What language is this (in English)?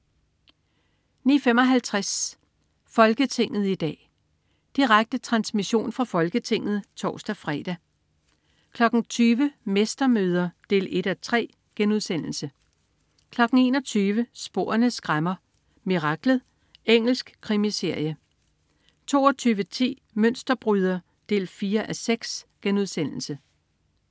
Danish